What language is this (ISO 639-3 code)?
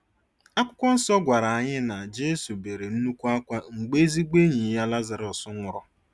ibo